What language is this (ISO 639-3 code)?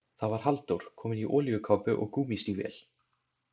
isl